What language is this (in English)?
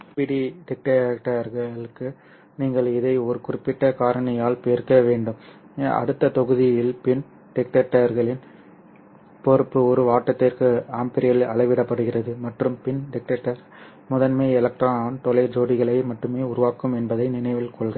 Tamil